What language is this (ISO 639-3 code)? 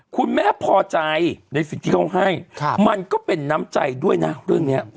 tha